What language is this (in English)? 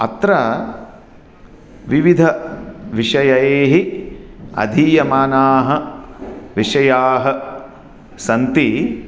Sanskrit